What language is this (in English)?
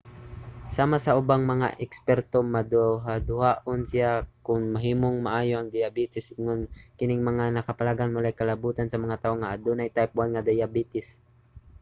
Cebuano